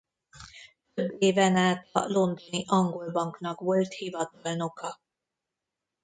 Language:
Hungarian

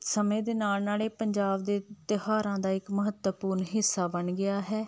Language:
Punjabi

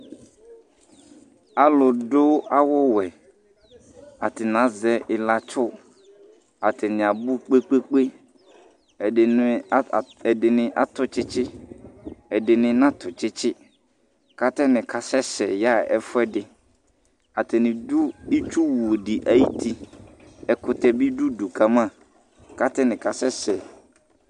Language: Ikposo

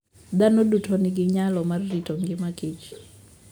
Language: Luo (Kenya and Tanzania)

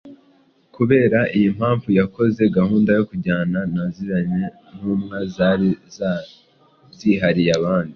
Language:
Kinyarwanda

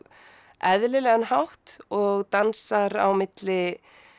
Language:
Icelandic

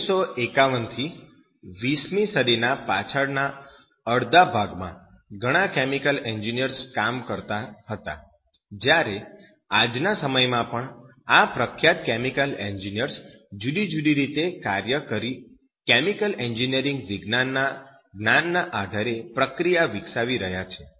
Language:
Gujarati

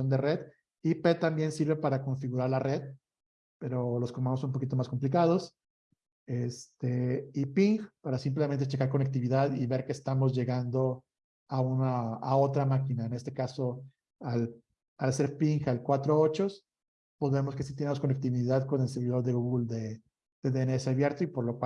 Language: Spanish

